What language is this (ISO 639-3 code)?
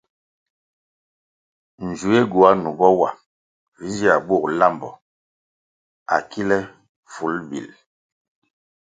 nmg